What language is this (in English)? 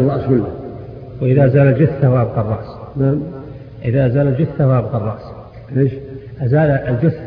Arabic